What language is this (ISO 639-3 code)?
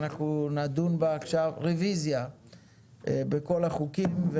heb